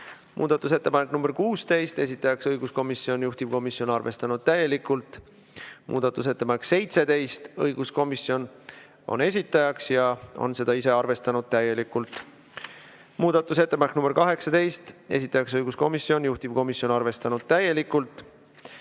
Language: Estonian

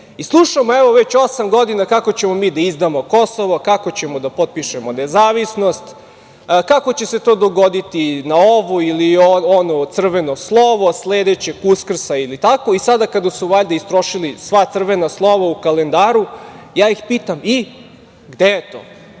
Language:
Serbian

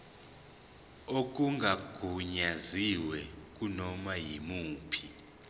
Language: Zulu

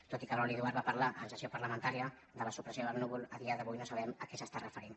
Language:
Catalan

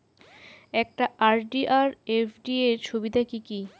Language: Bangla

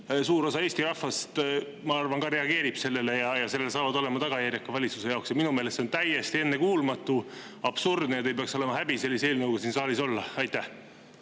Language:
Estonian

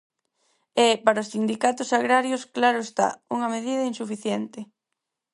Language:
Galician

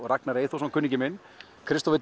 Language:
Icelandic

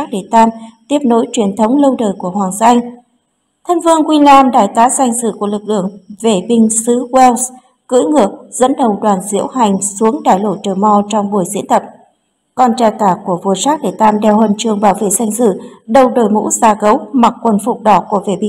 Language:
Vietnamese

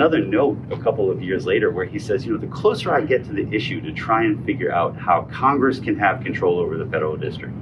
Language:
English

